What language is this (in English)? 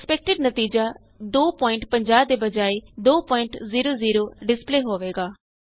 Punjabi